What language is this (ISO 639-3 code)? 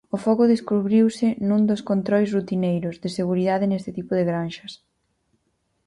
glg